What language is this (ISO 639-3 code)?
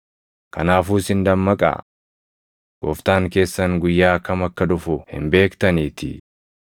orm